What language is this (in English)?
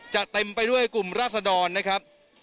Thai